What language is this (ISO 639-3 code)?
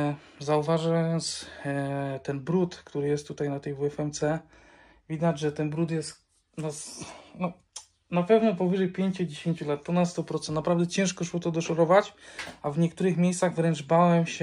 pol